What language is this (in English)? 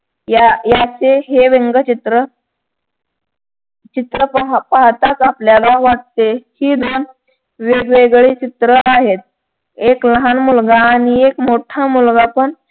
Marathi